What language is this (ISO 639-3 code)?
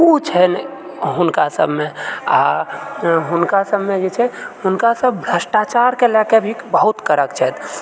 mai